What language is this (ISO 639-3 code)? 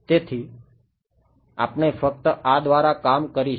guj